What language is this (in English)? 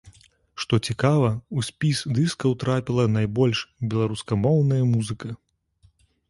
Belarusian